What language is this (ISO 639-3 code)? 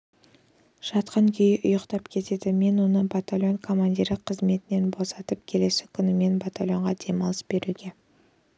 kaz